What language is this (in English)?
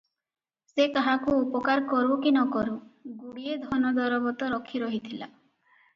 Odia